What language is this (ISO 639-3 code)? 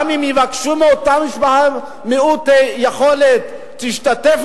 heb